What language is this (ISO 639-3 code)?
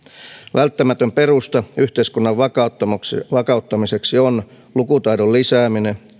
fin